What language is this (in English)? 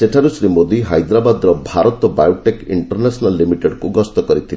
Odia